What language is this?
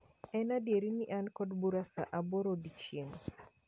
Luo (Kenya and Tanzania)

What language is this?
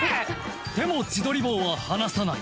Japanese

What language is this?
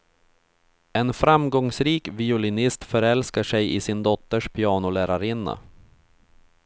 Swedish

